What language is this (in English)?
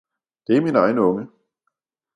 Danish